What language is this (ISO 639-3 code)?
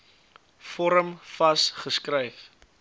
afr